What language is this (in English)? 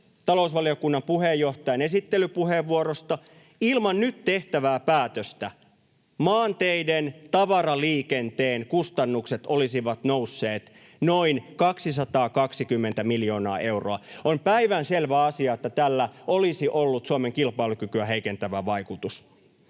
Finnish